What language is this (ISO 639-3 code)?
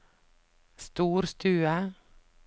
nor